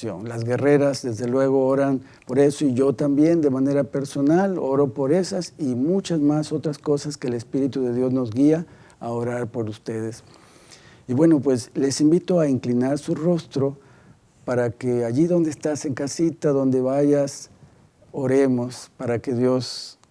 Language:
Spanish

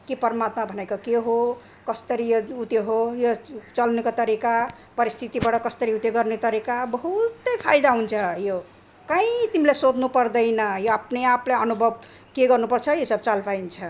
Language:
Nepali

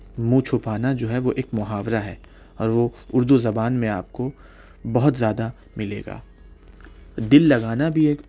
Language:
Urdu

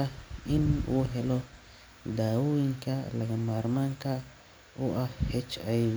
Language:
Somali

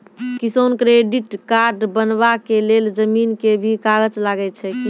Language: Maithili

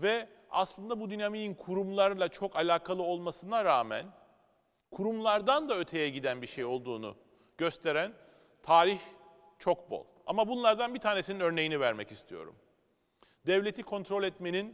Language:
Turkish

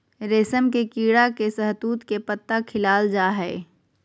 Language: Magahi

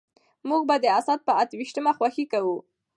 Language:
Pashto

